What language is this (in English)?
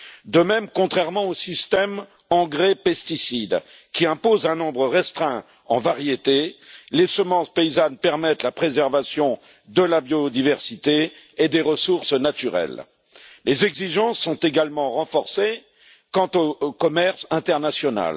French